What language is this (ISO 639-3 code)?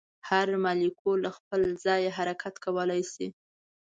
pus